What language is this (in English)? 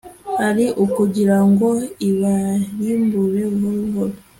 Kinyarwanda